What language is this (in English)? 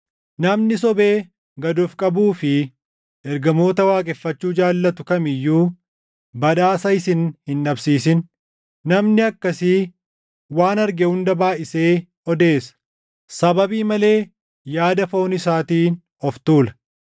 Oromo